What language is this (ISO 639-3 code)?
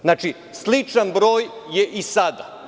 srp